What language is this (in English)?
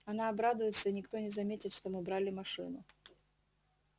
Russian